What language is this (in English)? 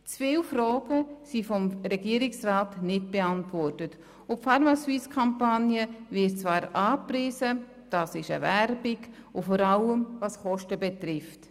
Swiss German